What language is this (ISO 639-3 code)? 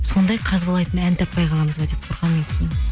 kaz